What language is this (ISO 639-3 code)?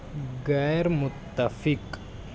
urd